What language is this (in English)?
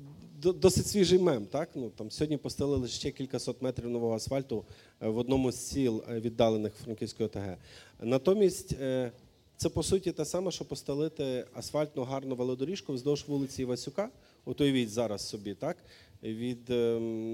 Ukrainian